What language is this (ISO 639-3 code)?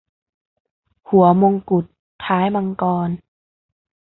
tha